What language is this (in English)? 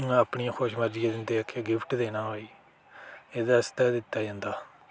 Dogri